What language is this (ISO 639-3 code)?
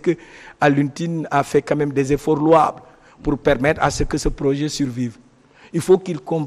fra